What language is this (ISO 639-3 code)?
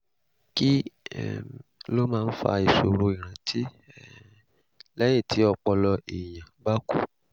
yor